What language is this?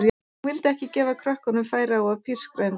Icelandic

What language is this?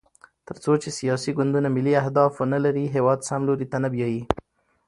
Pashto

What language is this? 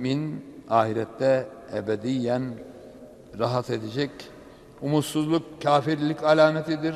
Turkish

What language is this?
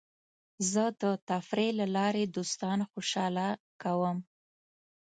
Pashto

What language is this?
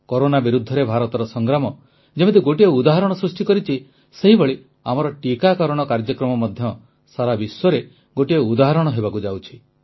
Odia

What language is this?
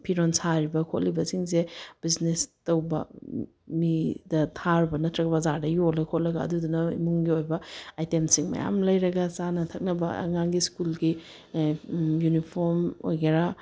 Manipuri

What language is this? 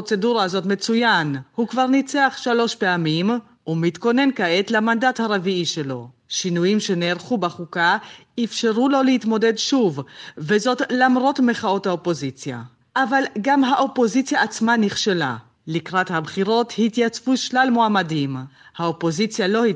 Hebrew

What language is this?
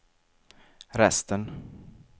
Swedish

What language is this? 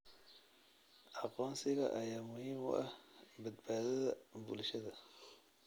Somali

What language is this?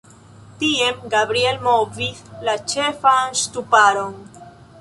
Esperanto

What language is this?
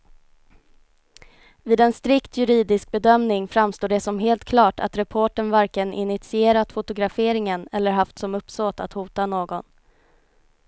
Swedish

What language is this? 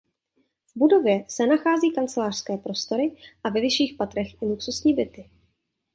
Czech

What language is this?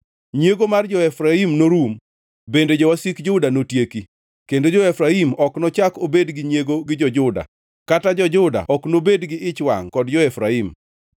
Luo (Kenya and Tanzania)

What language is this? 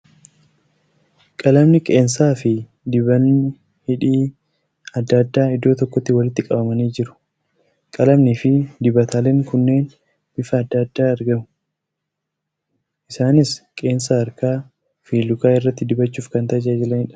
Oromo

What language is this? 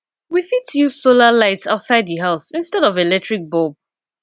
Nigerian Pidgin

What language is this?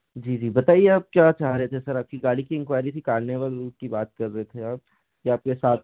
Hindi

